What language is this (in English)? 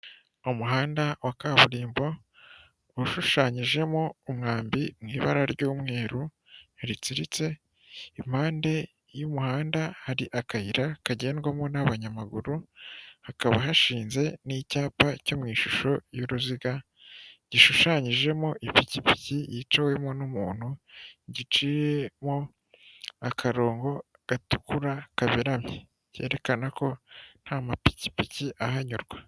Kinyarwanda